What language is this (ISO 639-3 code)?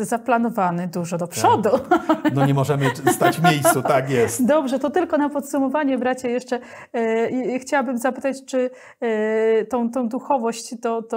pol